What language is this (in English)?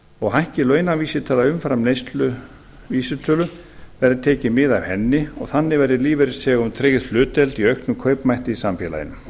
Icelandic